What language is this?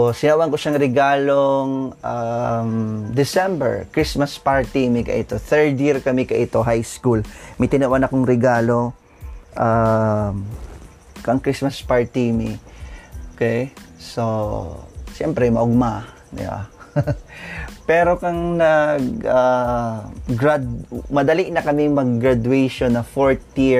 Filipino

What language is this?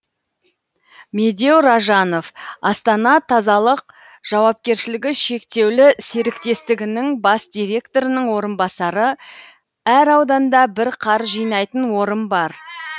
Kazakh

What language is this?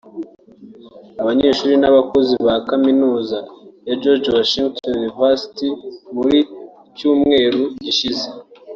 Kinyarwanda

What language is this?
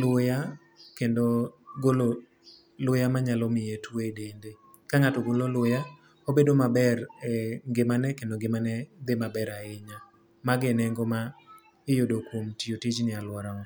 Luo (Kenya and Tanzania)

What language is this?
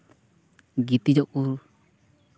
Santali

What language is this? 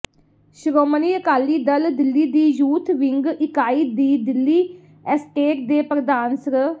Punjabi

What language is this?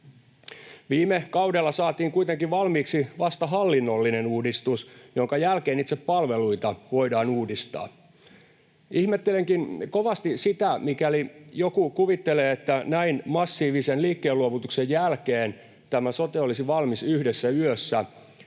Finnish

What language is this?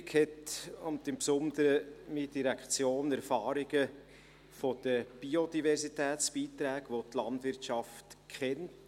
Swiss German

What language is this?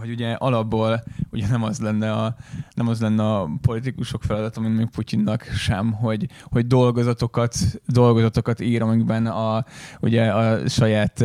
Hungarian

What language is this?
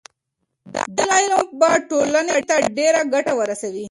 Pashto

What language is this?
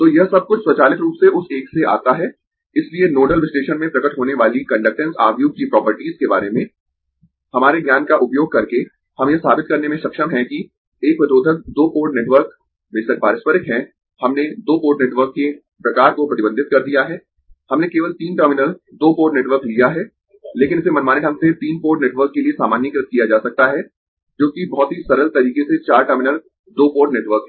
Hindi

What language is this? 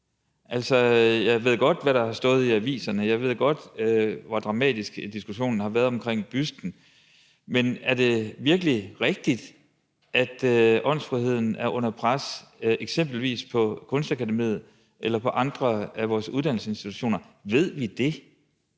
Danish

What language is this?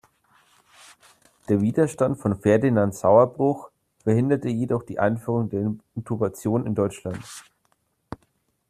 German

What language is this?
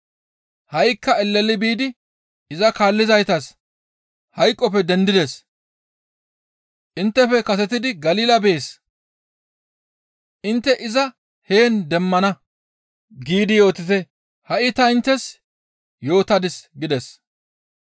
Gamo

